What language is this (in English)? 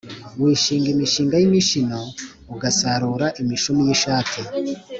Kinyarwanda